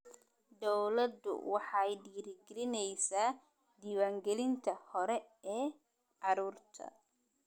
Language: Somali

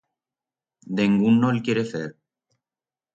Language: Aragonese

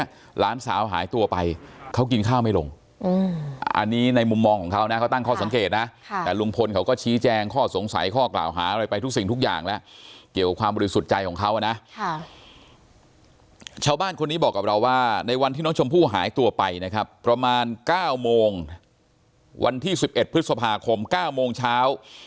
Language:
Thai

